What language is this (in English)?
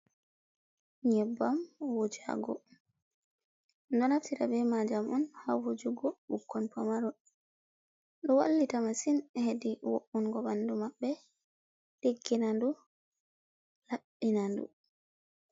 Fula